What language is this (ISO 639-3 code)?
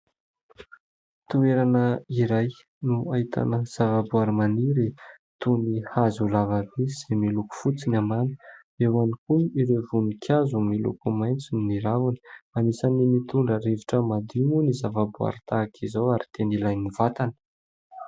mlg